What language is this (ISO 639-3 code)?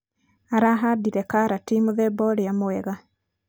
kik